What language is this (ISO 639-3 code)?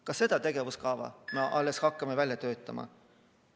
est